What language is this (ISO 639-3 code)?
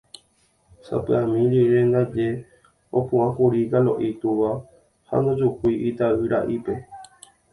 grn